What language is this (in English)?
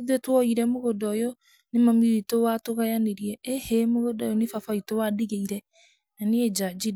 Kikuyu